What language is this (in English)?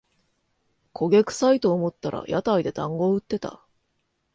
Japanese